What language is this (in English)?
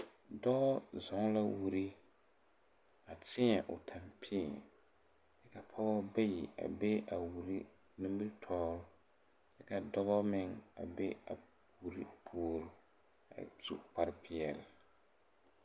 Southern Dagaare